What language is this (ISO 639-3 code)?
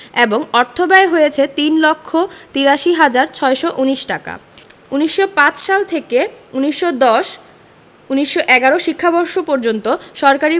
ben